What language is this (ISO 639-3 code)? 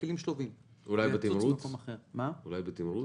heb